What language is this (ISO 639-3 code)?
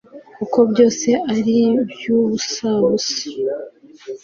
kin